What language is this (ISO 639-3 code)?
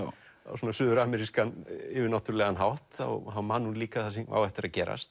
isl